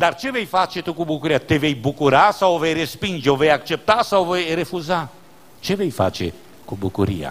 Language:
Romanian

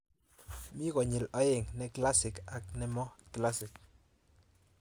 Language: Kalenjin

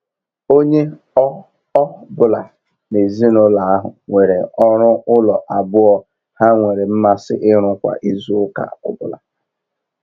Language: Igbo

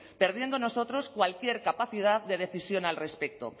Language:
Spanish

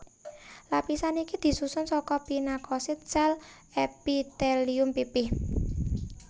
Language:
Javanese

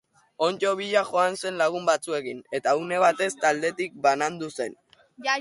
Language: Basque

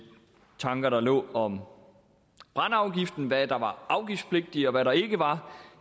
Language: Danish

